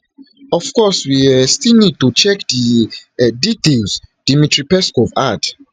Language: Nigerian Pidgin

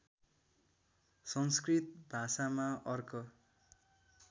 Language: Nepali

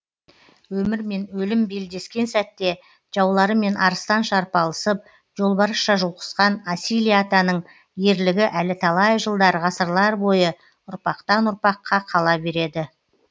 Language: Kazakh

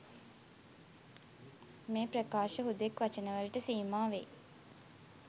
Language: Sinhala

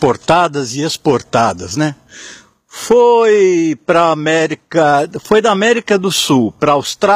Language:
Portuguese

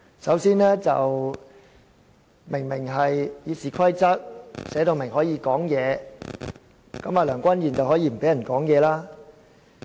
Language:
Cantonese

